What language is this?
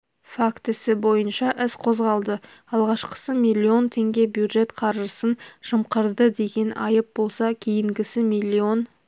Kazakh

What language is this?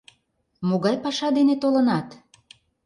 Mari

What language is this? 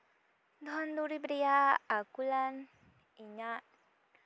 Santali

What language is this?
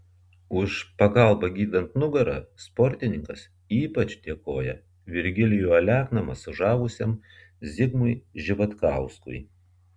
Lithuanian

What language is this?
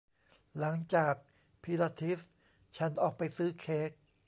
Thai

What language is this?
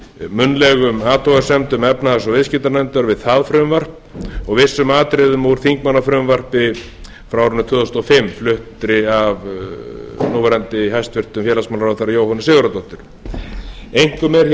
Icelandic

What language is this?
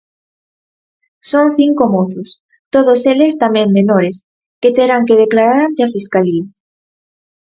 Galician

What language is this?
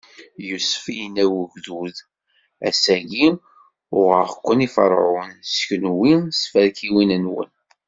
Kabyle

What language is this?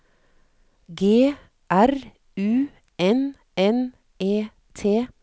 Norwegian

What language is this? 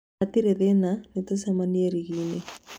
Kikuyu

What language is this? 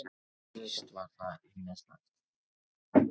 Icelandic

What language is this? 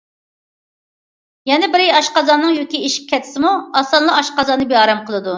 Uyghur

